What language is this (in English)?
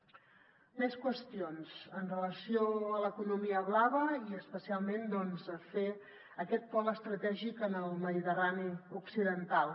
Catalan